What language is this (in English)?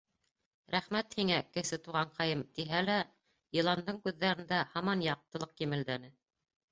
Bashkir